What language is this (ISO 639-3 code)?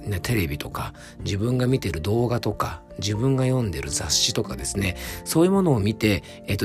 jpn